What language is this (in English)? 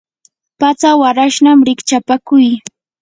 Yanahuanca Pasco Quechua